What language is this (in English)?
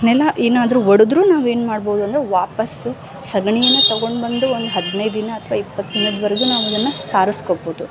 Kannada